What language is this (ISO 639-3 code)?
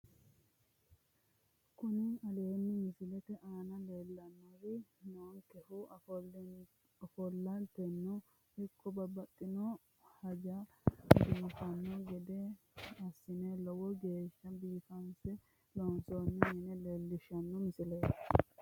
sid